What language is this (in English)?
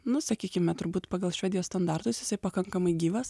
Lithuanian